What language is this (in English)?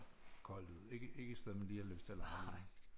Danish